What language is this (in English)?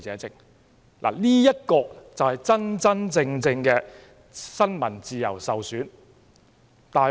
Cantonese